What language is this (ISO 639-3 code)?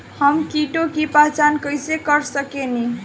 bho